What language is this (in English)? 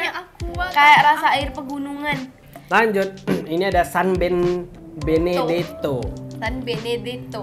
Indonesian